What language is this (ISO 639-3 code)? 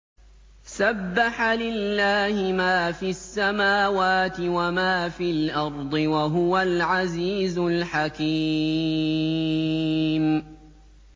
ara